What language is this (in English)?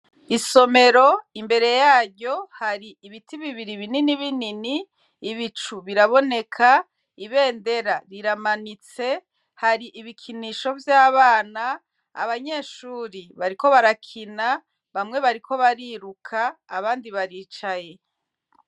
Rundi